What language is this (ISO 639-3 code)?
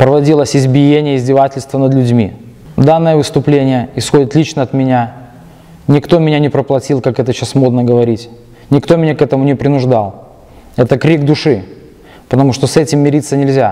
rus